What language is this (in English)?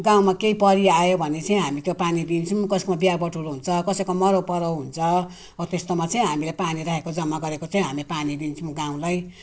Nepali